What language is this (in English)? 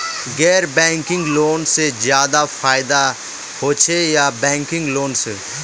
Magahi